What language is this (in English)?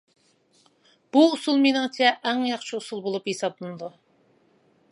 Uyghur